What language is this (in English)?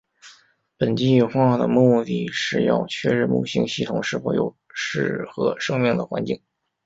Chinese